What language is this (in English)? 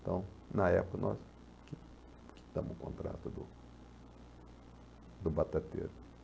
Portuguese